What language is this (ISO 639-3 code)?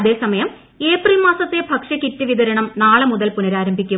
mal